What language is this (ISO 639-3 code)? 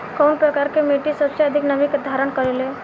bho